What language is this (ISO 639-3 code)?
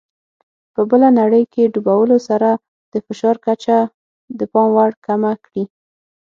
pus